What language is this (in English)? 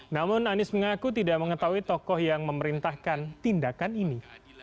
Indonesian